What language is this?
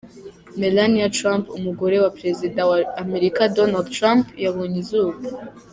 Kinyarwanda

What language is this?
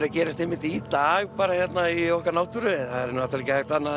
Icelandic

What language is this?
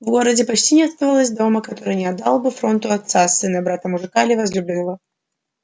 Russian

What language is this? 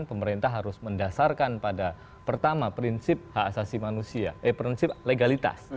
Indonesian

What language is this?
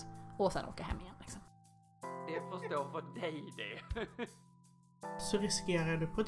Swedish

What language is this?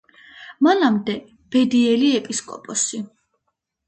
Georgian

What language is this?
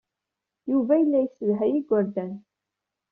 Kabyle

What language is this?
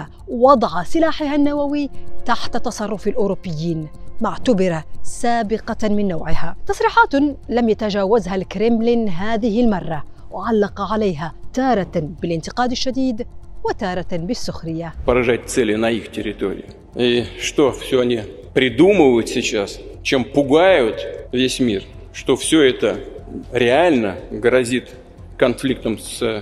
Arabic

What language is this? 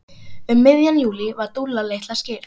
Icelandic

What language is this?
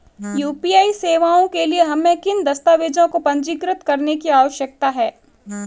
Hindi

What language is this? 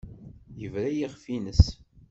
Kabyle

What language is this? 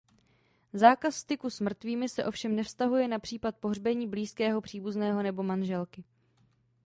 Czech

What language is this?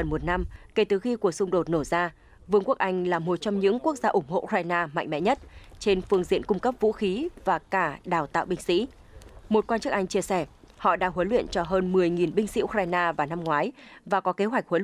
Vietnamese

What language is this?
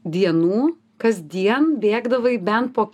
Lithuanian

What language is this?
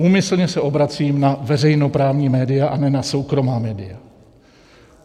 Czech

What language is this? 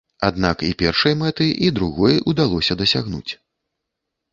Belarusian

